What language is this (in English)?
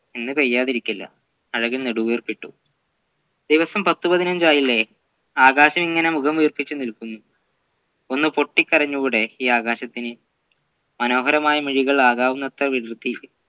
Malayalam